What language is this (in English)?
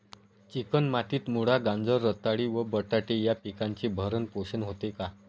Marathi